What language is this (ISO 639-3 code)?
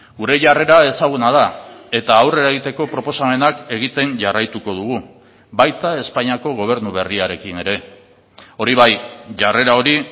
eus